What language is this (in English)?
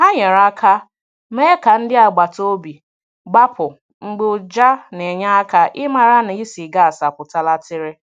Igbo